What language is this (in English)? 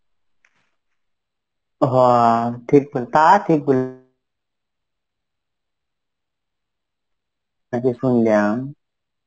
Bangla